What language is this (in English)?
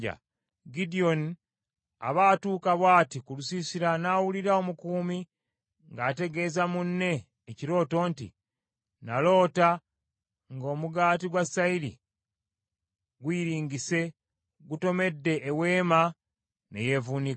Ganda